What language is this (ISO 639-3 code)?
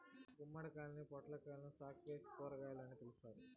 tel